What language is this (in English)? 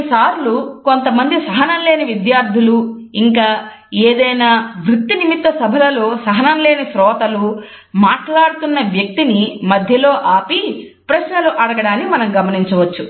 Telugu